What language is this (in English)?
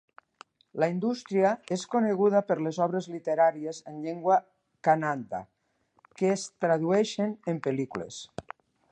Catalan